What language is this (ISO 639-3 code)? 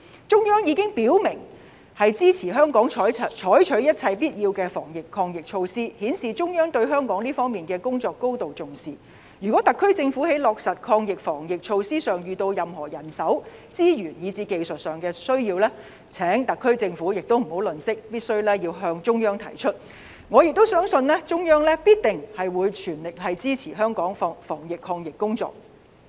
yue